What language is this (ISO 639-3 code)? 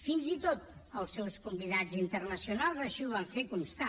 cat